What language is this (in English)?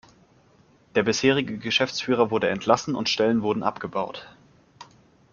German